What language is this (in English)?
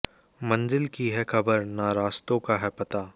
Hindi